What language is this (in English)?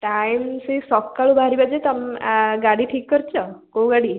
Odia